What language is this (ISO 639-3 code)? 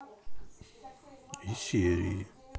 rus